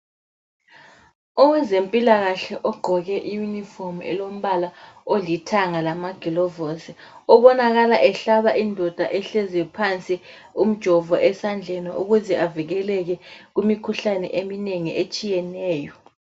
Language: North Ndebele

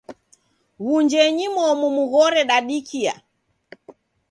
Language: Taita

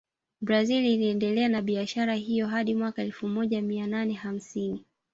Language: Swahili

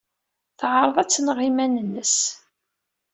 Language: Kabyle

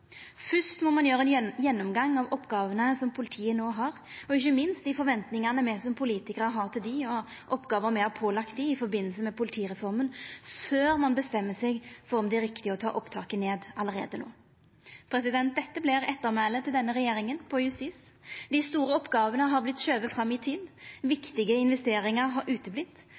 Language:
Norwegian Nynorsk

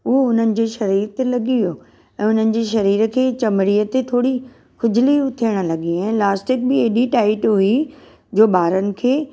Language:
Sindhi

